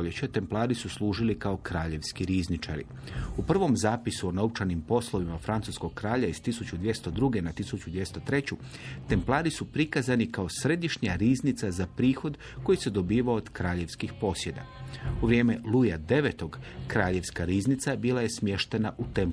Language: Croatian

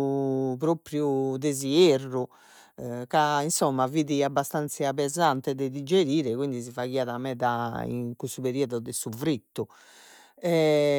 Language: Sardinian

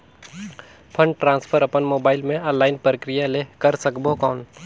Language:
Chhattisgarhi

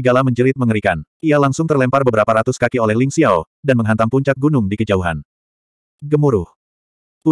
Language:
Indonesian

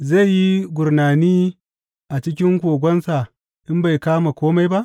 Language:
Hausa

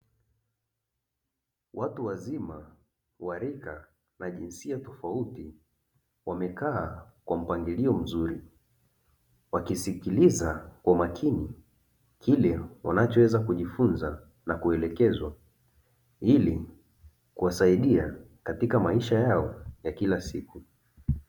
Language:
Swahili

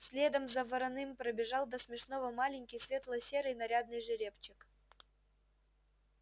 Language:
Russian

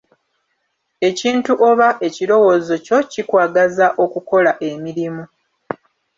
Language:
Ganda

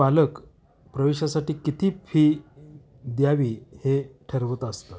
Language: Marathi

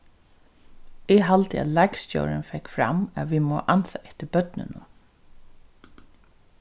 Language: Faroese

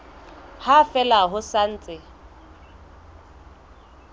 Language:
Southern Sotho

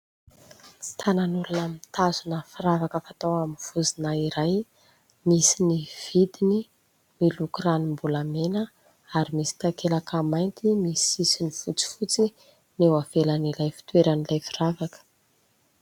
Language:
Malagasy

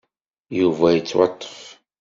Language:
Kabyle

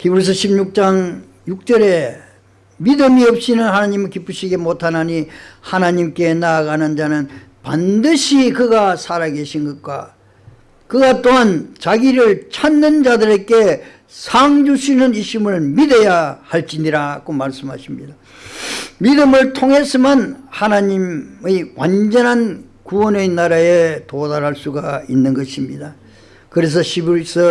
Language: Korean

